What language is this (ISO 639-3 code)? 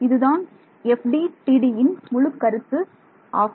tam